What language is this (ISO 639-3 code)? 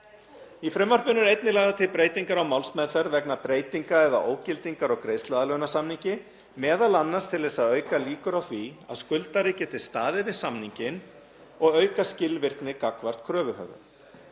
isl